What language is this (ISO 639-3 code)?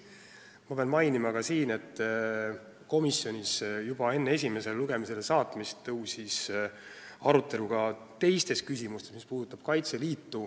est